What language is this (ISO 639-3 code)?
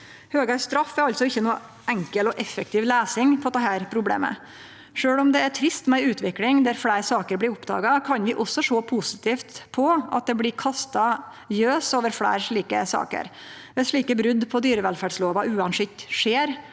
nor